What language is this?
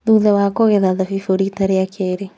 Kikuyu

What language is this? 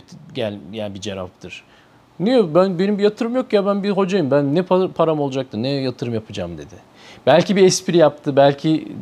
Turkish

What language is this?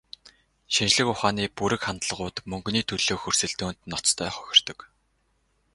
Mongolian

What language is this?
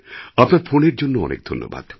Bangla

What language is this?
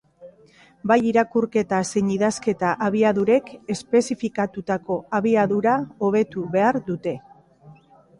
Basque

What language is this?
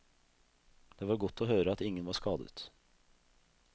Norwegian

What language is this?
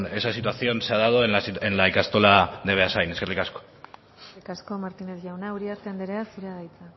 Basque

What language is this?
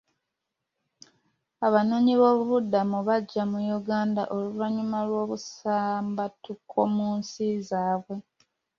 Ganda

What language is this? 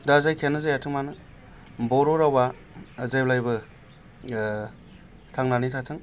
Bodo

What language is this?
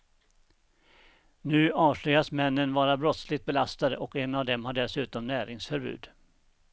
Swedish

